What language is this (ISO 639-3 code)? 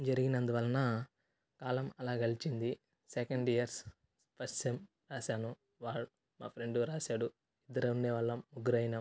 tel